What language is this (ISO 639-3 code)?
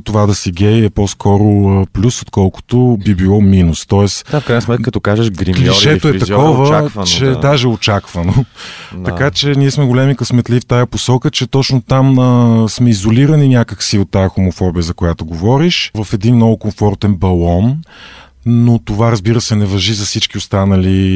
bul